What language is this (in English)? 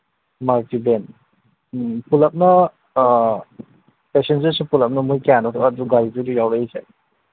Manipuri